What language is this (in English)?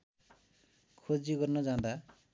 Nepali